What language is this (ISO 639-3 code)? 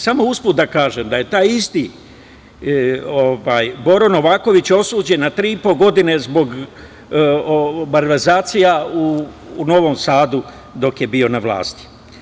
srp